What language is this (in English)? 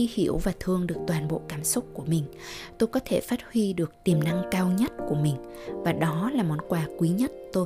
Vietnamese